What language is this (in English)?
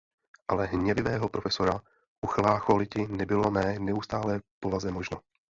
Czech